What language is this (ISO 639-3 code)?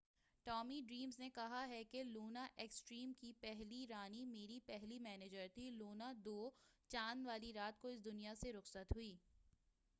urd